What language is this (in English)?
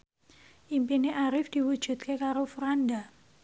Javanese